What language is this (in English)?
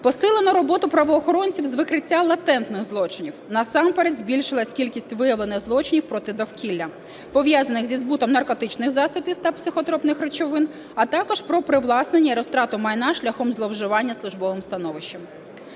Ukrainian